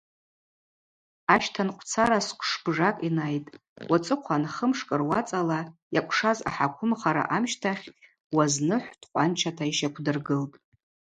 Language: Abaza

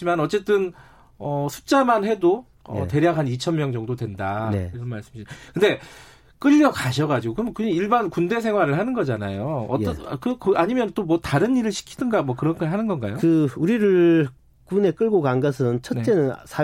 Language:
Korean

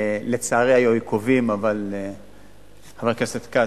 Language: Hebrew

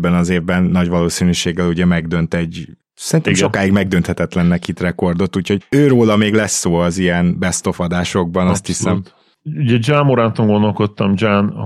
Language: Hungarian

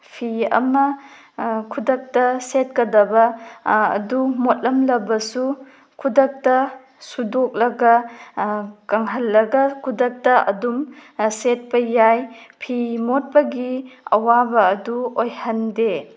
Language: Manipuri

